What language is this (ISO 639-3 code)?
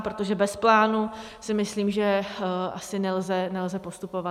ces